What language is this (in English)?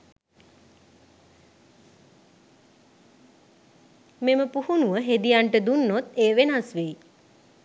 Sinhala